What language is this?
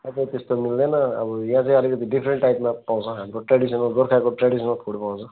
Nepali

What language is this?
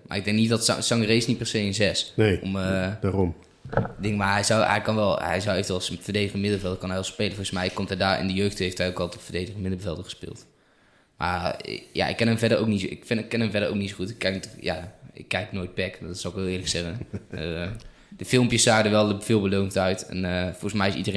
Dutch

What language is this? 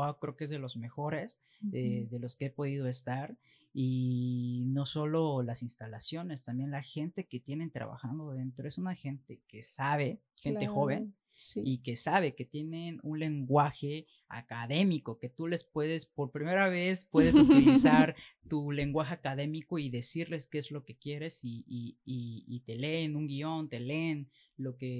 Spanish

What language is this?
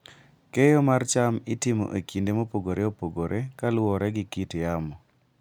Luo (Kenya and Tanzania)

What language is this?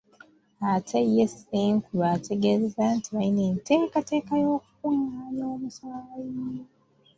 Ganda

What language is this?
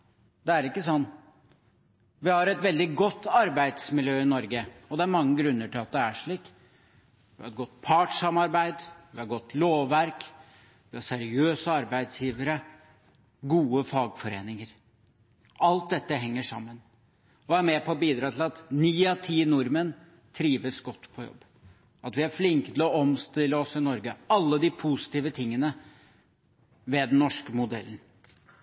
Norwegian Bokmål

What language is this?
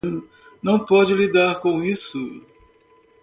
Portuguese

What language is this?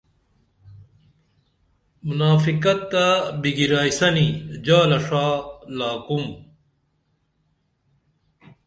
Dameli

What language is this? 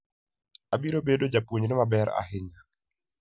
Luo (Kenya and Tanzania)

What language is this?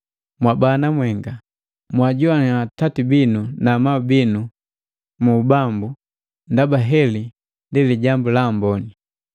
Matengo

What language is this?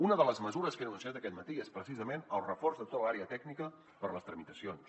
Catalan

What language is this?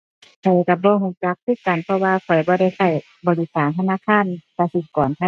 Thai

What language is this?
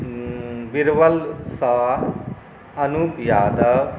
Maithili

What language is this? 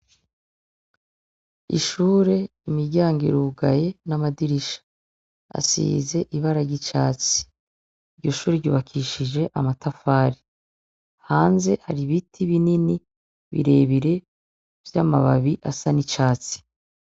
Rundi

